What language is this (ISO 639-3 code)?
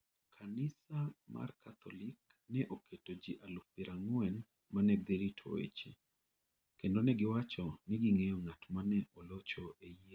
luo